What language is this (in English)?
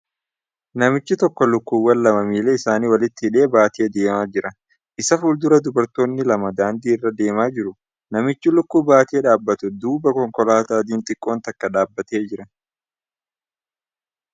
Oromo